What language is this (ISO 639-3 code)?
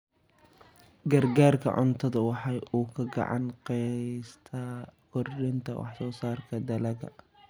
som